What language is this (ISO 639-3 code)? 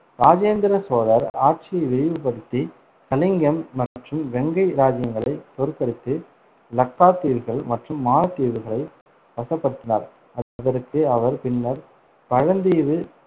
tam